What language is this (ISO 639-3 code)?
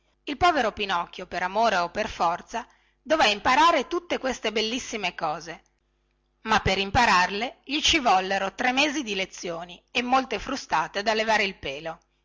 ita